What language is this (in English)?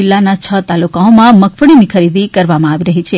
Gujarati